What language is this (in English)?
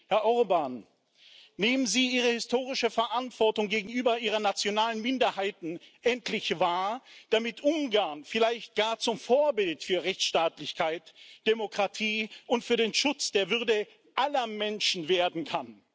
German